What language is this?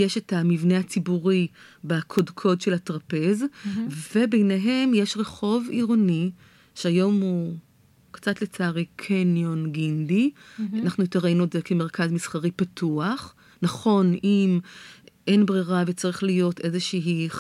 Hebrew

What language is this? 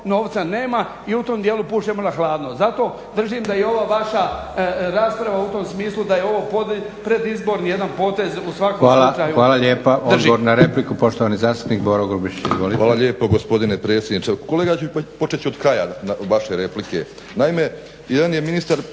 Croatian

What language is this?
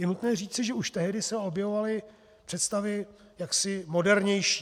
Czech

